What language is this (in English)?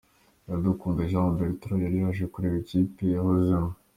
Kinyarwanda